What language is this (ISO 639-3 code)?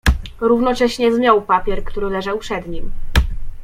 pol